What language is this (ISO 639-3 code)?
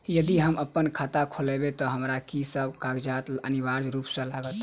mai